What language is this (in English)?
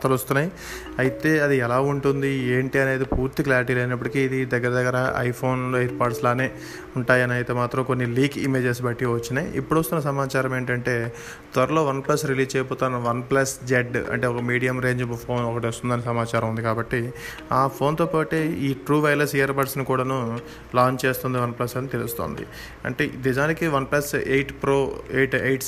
Telugu